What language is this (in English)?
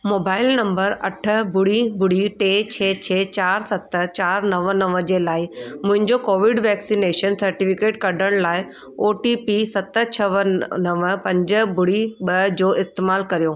Sindhi